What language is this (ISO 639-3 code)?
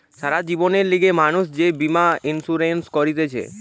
ben